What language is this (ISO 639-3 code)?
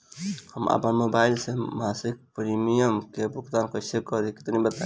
bho